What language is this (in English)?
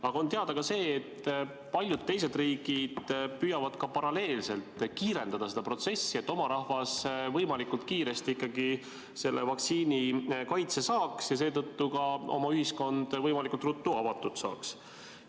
Estonian